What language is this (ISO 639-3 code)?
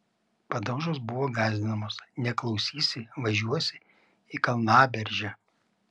lit